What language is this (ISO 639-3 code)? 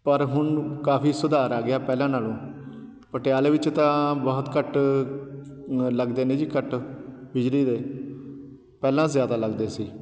pan